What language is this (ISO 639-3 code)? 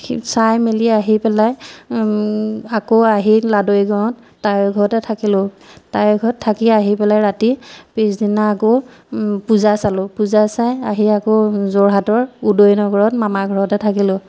asm